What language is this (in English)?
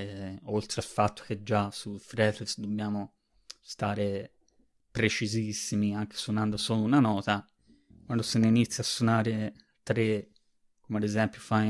Italian